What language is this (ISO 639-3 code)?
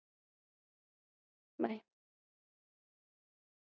mar